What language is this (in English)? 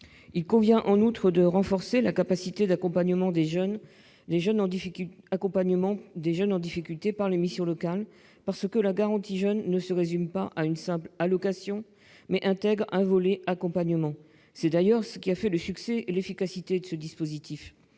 French